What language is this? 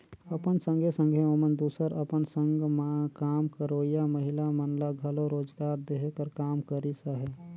Chhattisgarhi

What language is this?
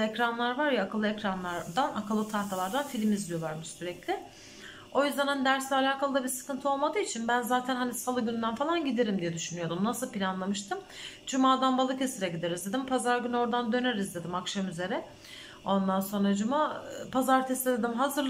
Turkish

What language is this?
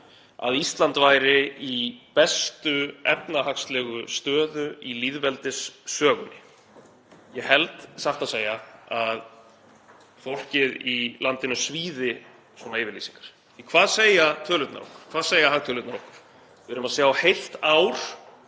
Icelandic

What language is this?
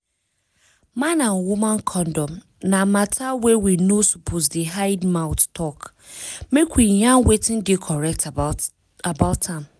Nigerian Pidgin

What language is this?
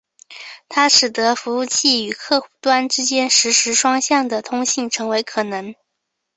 Chinese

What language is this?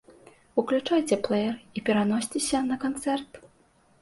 Belarusian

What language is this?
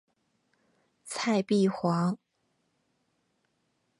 Chinese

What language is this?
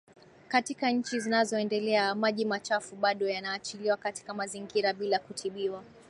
Swahili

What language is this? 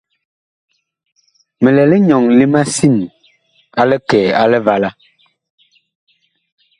Bakoko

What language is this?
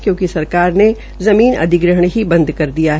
Hindi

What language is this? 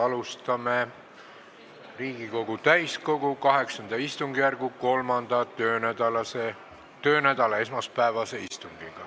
Estonian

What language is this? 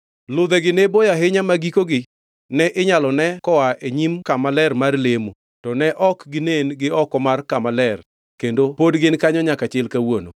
Luo (Kenya and Tanzania)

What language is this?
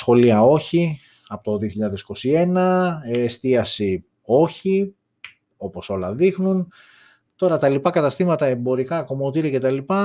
Greek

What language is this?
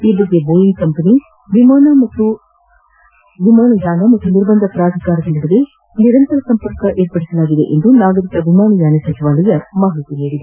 Kannada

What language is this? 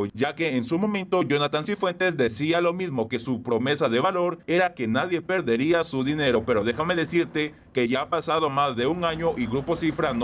Spanish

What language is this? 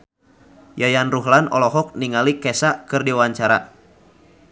Sundanese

